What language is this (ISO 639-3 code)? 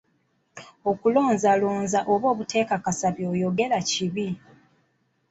lug